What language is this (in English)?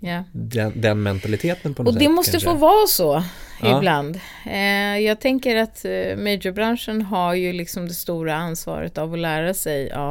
Swedish